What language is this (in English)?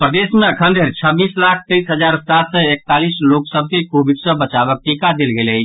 Maithili